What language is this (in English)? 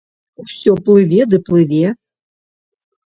Belarusian